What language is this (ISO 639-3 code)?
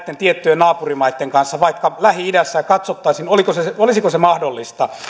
fin